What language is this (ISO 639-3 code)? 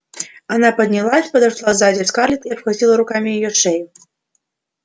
rus